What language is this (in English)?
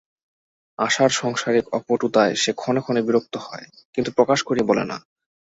Bangla